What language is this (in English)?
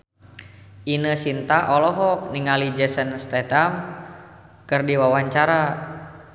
Sundanese